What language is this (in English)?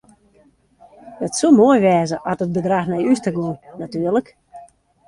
Western Frisian